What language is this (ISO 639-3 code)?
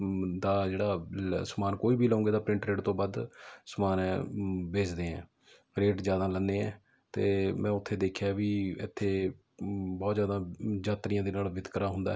pan